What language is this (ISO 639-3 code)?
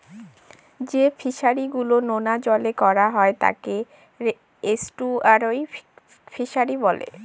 ben